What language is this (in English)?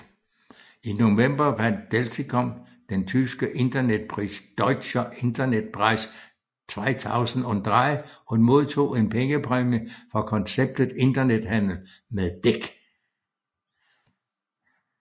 Danish